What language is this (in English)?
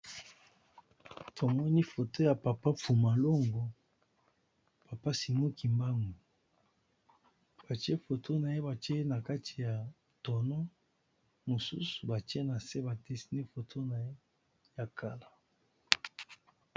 Lingala